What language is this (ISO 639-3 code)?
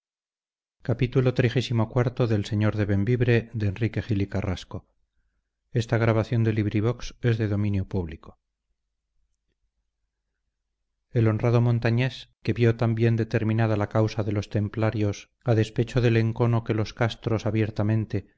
spa